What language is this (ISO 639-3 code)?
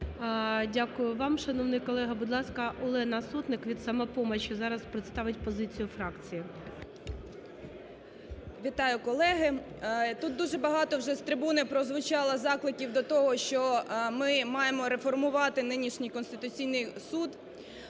ukr